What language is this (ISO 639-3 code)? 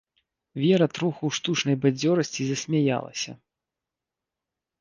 bel